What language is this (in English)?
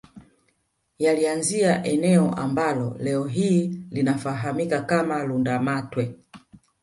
Swahili